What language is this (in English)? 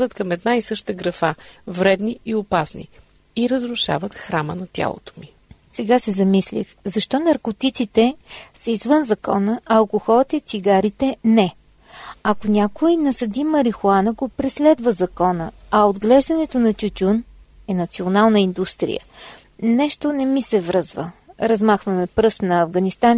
Bulgarian